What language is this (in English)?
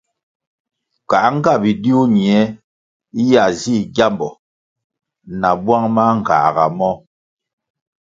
Kwasio